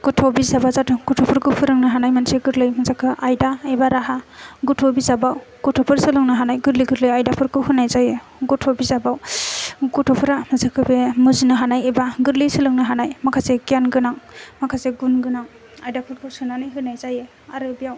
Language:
Bodo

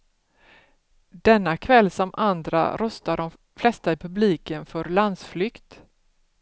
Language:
Swedish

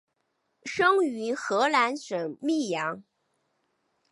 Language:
Chinese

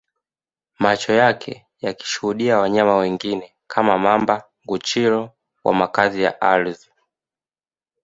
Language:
Swahili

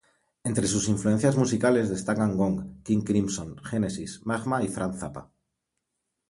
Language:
Spanish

